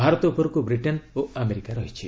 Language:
Odia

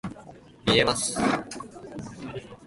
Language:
Japanese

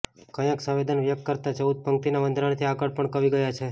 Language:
Gujarati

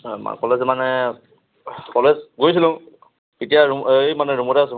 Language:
Assamese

